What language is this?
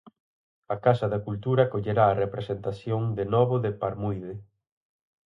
Galician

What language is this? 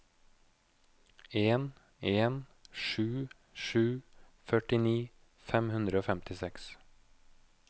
Norwegian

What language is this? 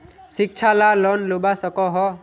Magahi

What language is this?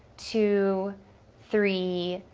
English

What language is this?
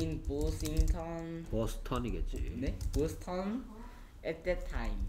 Korean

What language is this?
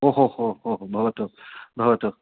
Sanskrit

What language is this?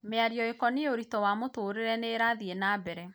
Kikuyu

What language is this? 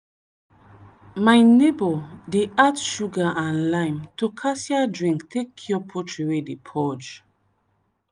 Nigerian Pidgin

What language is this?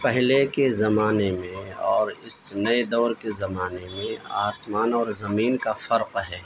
Urdu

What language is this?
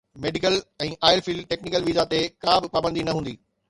Sindhi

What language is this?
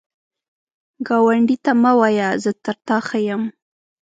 Pashto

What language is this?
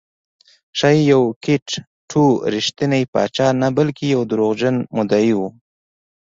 Pashto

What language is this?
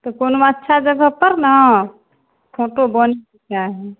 Maithili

